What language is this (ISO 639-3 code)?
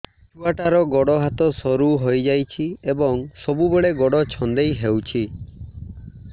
ori